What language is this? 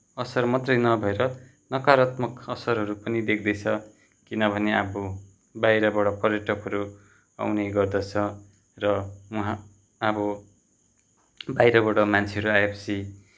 Nepali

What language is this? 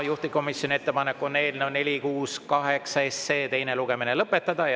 Estonian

